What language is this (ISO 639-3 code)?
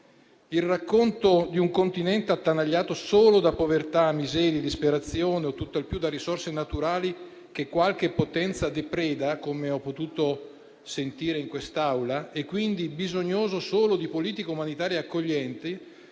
ita